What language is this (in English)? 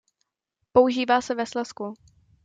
Czech